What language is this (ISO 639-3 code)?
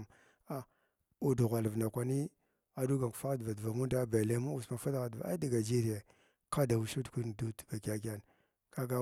glw